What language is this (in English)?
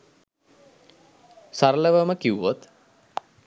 Sinhala